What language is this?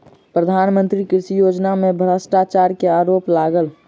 Maithili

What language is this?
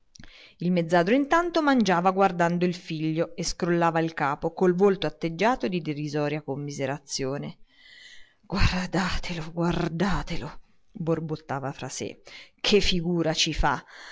Italian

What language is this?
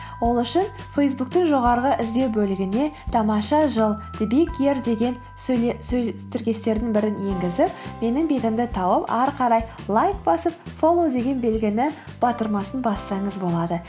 Kazakh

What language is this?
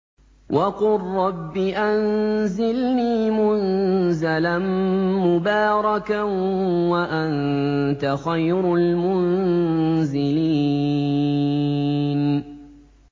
Arabic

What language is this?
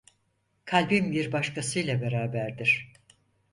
Turkish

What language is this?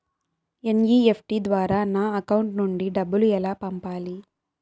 Telugu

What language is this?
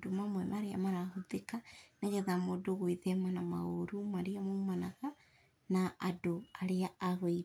Kikuyu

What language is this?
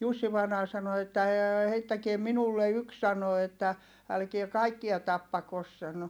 Finnish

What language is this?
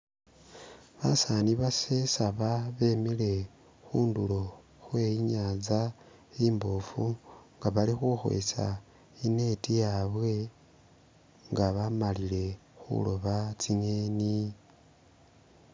Masaaba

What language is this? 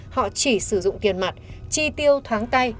Vietnamese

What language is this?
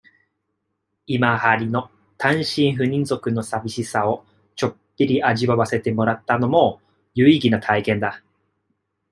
Japanese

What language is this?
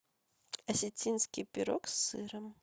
Russian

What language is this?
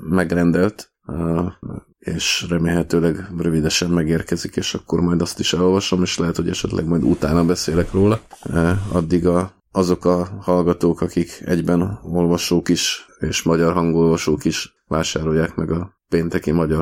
Hungarian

